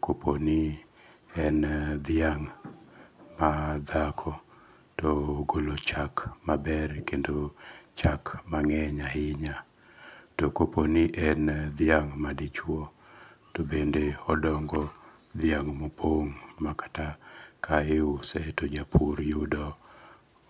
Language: Luo (Kenya and Tanzania)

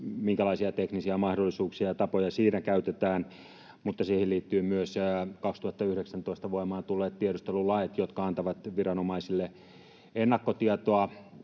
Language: Finnish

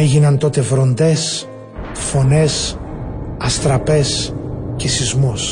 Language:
Greek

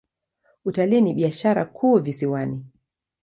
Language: Swahili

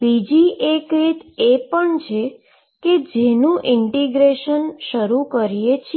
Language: Gujarati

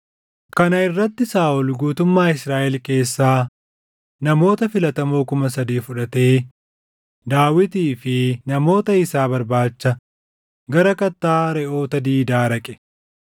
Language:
Oromo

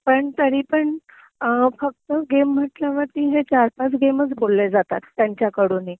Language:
Marathi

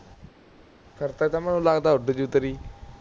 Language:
Punjabi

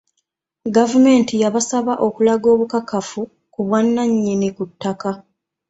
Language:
Ganda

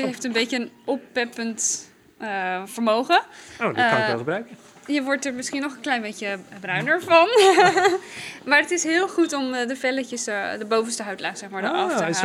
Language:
Dutch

